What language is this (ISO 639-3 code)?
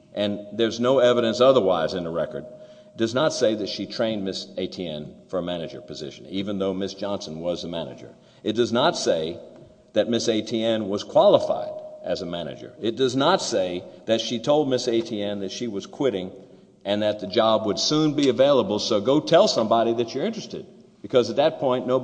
eng